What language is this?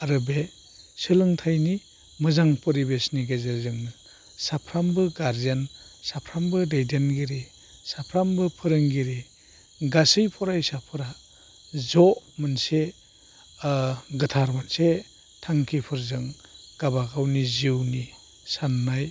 Bodo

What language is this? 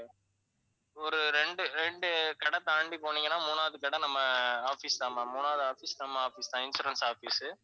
Tamil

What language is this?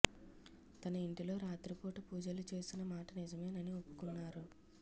Telugu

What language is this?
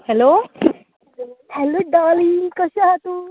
Konkani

